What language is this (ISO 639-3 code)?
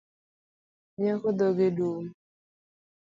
luo